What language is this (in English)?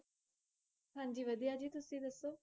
Punjabi